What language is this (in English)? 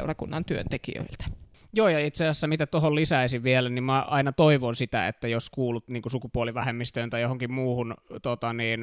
Finnish